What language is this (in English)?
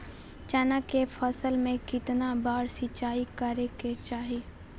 Magahi